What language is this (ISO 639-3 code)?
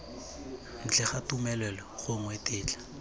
tsn